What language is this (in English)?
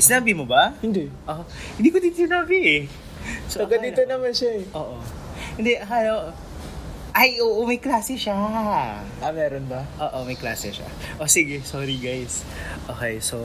Filipino